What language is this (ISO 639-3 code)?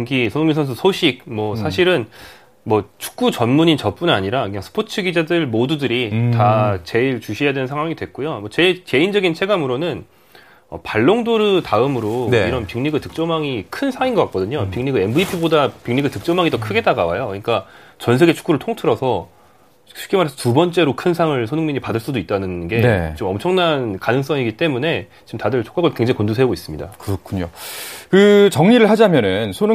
kor